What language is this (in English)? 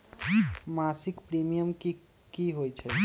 Magahi